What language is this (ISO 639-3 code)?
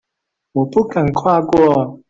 zho